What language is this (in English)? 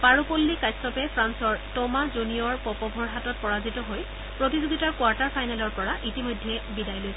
Assamese